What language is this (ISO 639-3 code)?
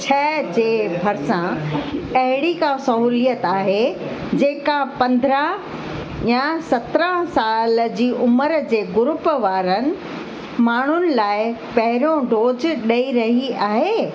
snd